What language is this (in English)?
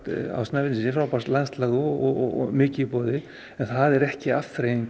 Icelandic